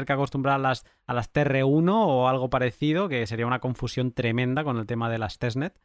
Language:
Spanish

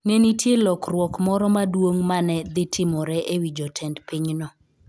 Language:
Luo (Kenya and Tanzania)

